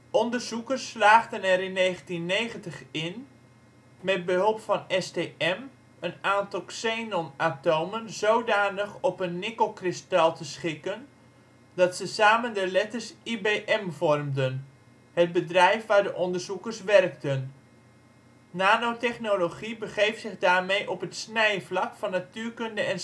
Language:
Dutch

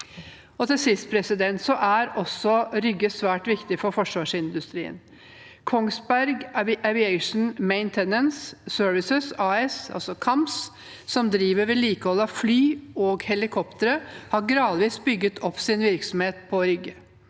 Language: Norwegian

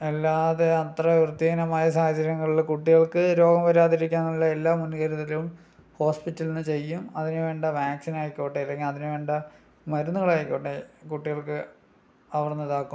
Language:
Malayalam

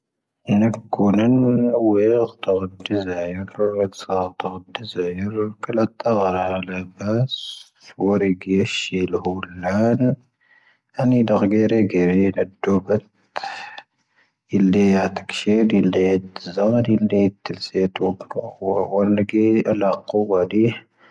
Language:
Tahaggart Tamahaq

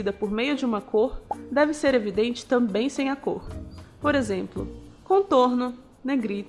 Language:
Portuguese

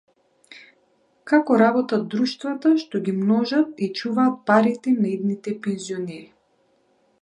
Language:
Macedonian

